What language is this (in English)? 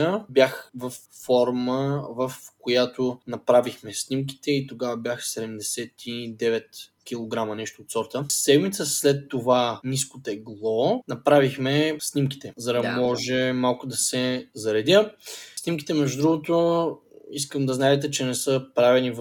Bulgarian